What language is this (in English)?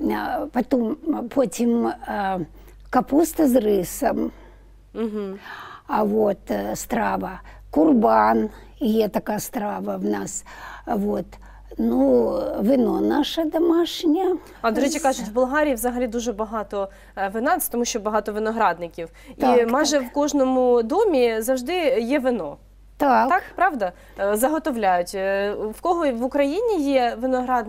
Ukrainian